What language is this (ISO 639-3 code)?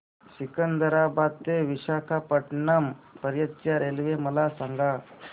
mar